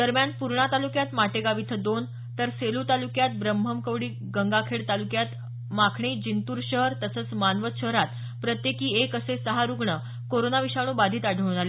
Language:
Marathi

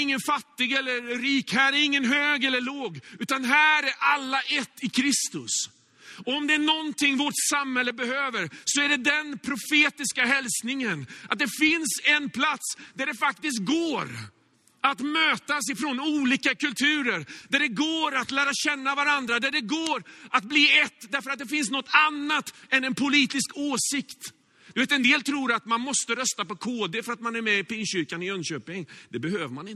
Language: Swedish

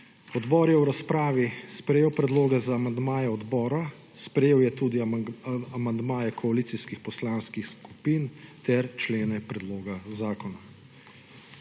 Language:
Slovenian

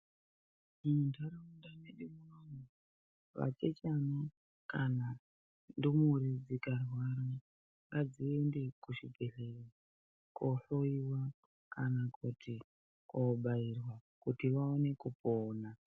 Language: Ndau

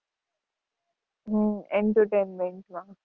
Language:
Gujarati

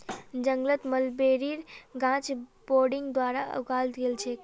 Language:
Magahi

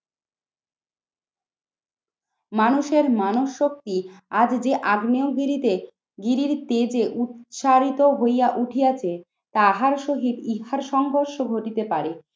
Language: Bangla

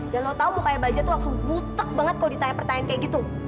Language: Indonesian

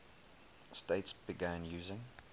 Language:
English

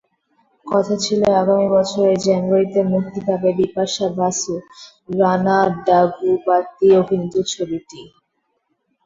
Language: Bangla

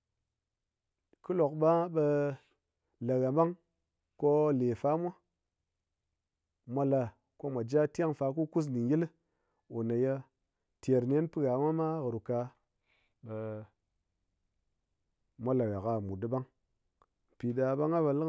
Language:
Ngas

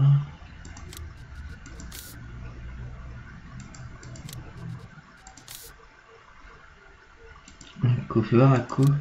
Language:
French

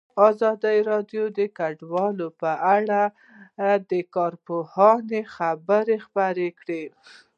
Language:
Pashto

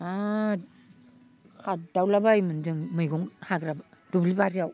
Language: Bodo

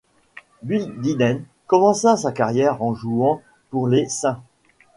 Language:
French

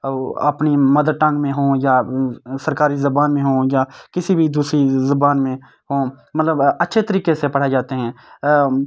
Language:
Urdu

